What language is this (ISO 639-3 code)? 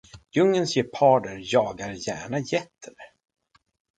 swe